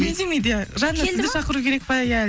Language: Kazakh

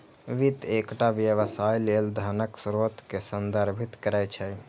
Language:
Maithili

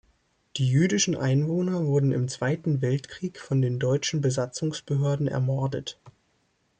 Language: German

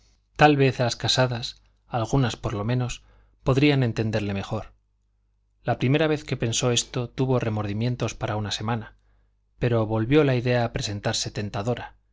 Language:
Spanish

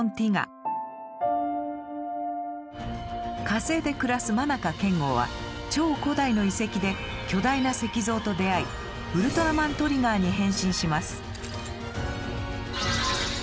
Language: Japanese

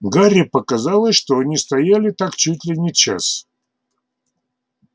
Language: Russian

